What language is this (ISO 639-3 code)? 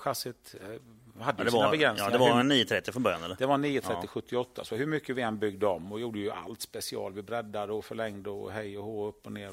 swe